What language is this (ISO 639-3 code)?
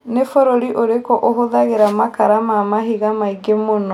kik